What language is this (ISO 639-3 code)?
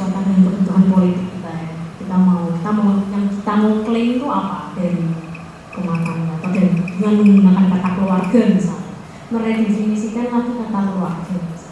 ind